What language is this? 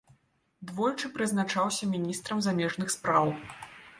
Belarusian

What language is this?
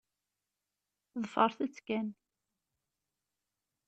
Kabyle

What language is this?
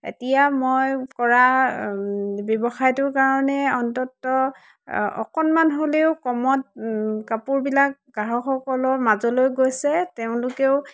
Assamese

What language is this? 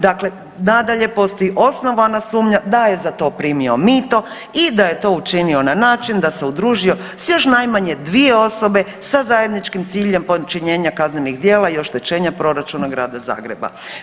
Croatian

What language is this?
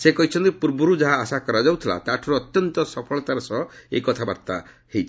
Odia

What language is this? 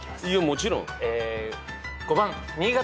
Japanese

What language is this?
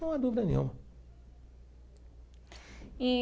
Portuguese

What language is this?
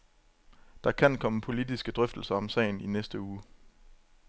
Danish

